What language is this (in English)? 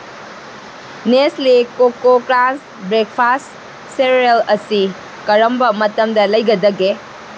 Manipuri